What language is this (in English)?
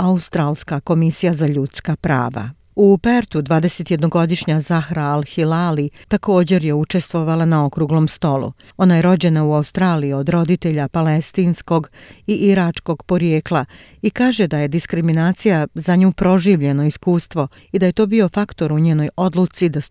Croatian